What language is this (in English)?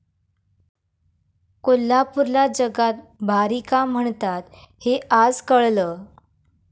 Marathi